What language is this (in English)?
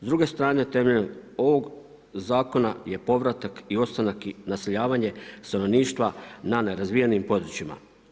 Croatian